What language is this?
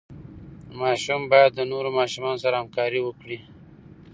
Pashto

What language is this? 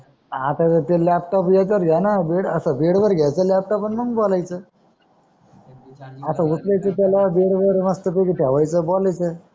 Marathi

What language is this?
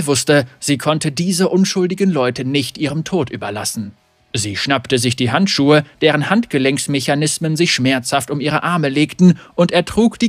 German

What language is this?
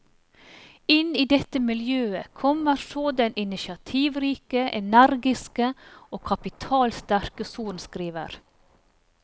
Norwegian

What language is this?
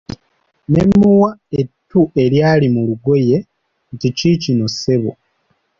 Ganda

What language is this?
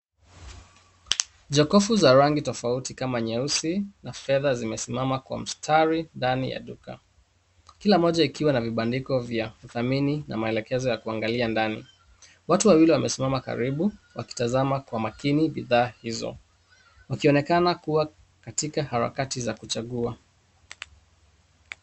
Swahili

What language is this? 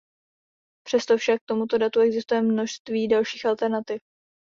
Czech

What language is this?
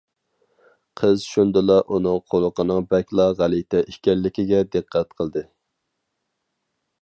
Uyghur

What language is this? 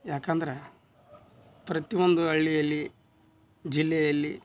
Kannada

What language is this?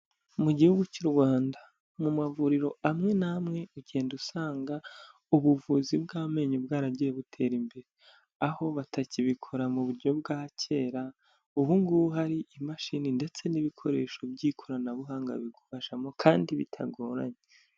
Kinyarwanda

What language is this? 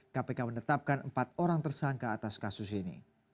Indonesian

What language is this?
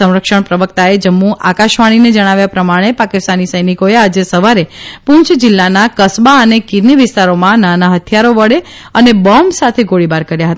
Gujarati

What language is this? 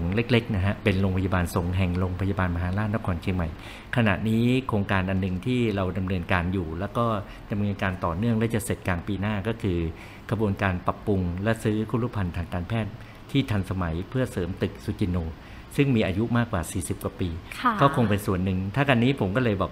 Thai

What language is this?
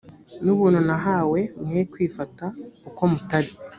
Kinyarwanda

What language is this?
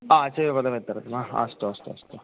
Sanskrit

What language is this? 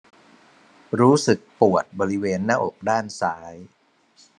Thai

